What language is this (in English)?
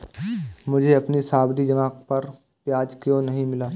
Hindi